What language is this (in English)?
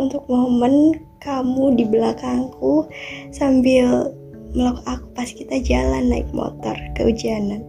Indonesian